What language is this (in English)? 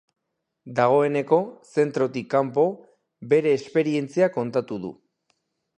Basque